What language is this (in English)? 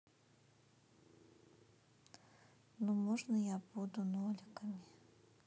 Russian